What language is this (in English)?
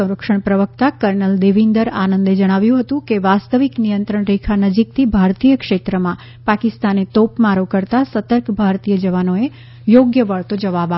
Gujarati